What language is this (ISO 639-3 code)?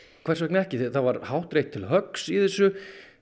isl